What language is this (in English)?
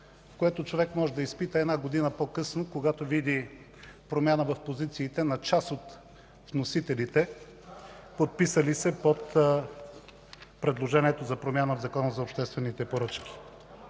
Bulgarian